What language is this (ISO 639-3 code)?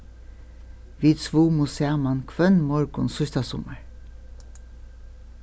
fao